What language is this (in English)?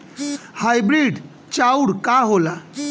Bhojpuri